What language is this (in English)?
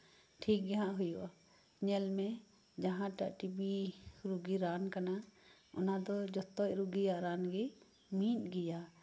Santali